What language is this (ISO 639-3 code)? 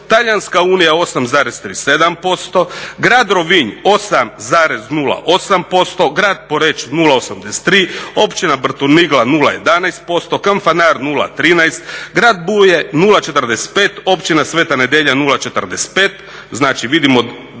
hrv